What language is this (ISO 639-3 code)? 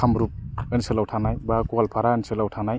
brx